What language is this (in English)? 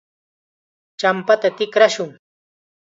Chiquián Ancash Quechua